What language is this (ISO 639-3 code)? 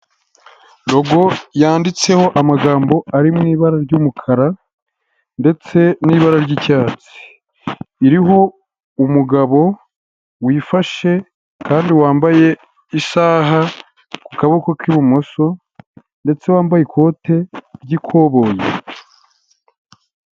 kin